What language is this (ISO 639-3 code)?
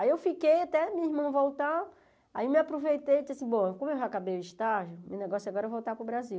por